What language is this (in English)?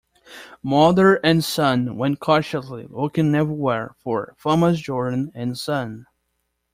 English